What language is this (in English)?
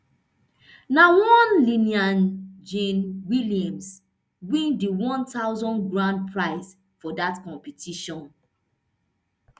Nigerian Pidgin